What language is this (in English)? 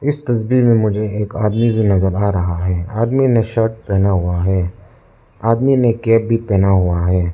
Hindi